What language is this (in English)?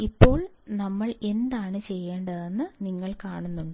Malayalam